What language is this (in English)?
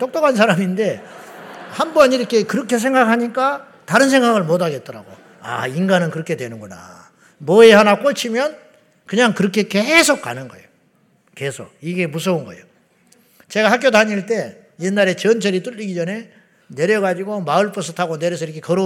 Korean